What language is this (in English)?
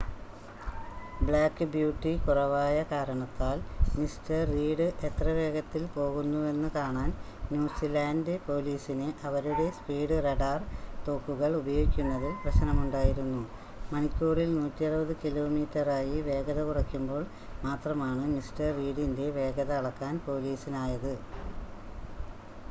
Malayalam